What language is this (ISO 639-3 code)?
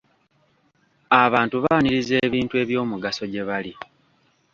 lug